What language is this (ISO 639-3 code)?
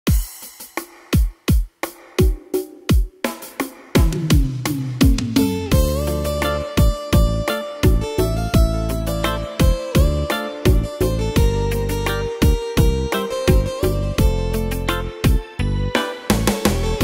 vie